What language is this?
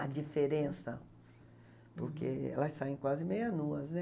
Portuguese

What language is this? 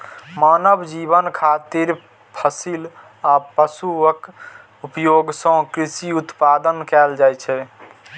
Maithili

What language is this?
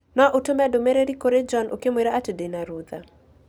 Kikuyu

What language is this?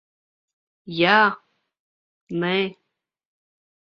Latvian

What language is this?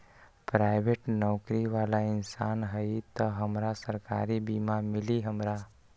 Magahi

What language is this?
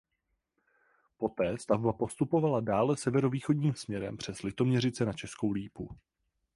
Czech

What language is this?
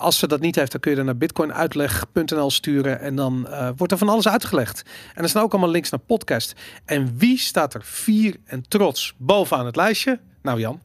Dutch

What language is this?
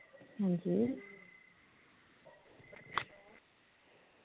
Dogri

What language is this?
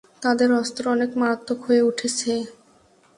Bangla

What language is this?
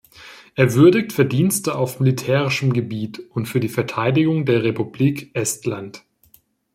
German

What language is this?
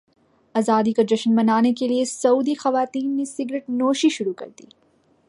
Urdu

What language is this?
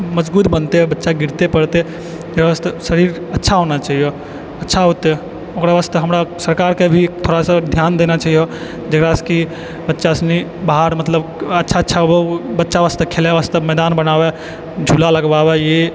Maithili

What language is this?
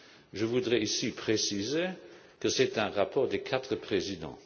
French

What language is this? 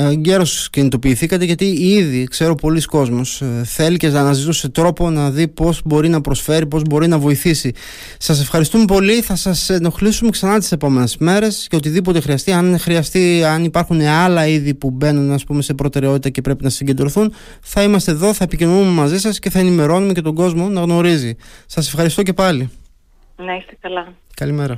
Greek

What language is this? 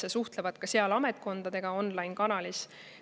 Estonian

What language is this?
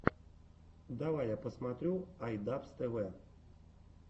Russian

